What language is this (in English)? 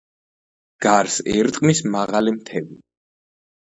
Georgian